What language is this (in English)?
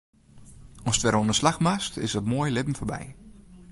Western Frisian